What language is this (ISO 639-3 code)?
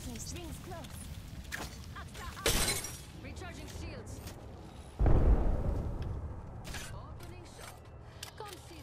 vie